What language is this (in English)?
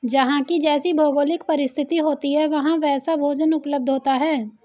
Hindi